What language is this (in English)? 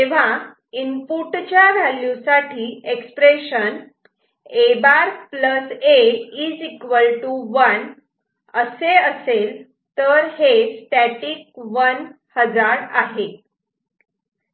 Marathi